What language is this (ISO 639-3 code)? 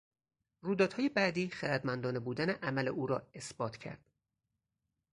fas